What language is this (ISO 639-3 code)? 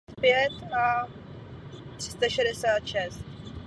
ces